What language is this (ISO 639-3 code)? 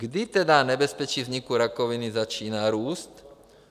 ces